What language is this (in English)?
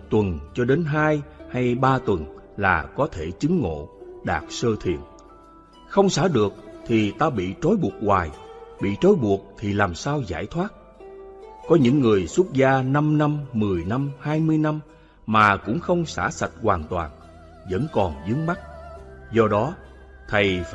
Vietnamese